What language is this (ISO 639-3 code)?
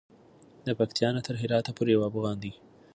pus